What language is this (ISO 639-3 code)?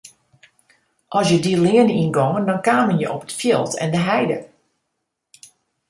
fry